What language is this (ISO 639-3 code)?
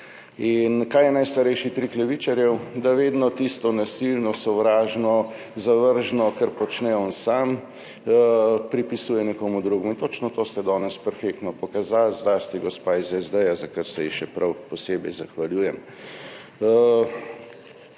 slv